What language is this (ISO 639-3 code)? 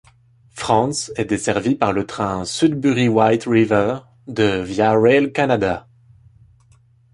fra